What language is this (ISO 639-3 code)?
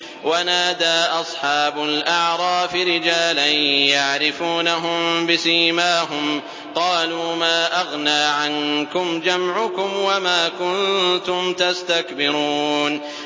ara